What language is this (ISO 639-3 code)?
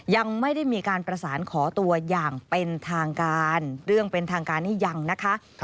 tha